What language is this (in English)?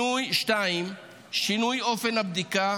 Hebrew